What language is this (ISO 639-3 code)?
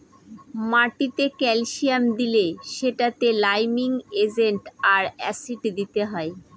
ben